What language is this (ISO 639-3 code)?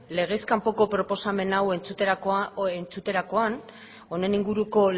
eus